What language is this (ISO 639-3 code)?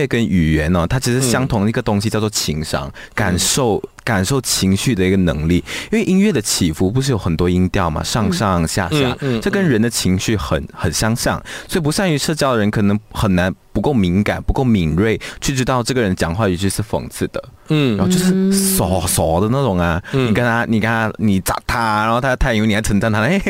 zho